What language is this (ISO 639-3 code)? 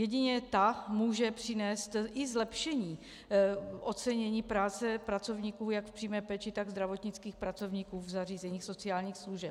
ces